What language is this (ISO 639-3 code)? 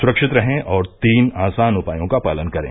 hin